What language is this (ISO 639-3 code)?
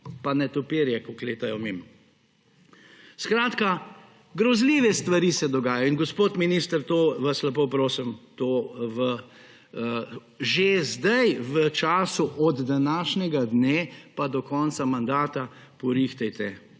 slv